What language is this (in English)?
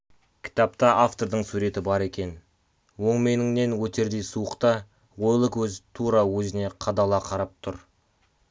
Kazakh